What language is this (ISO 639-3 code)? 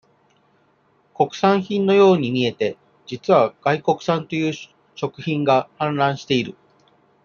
jpn